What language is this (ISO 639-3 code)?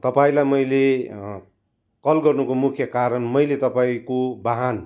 nep